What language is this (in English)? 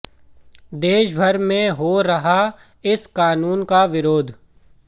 Hindi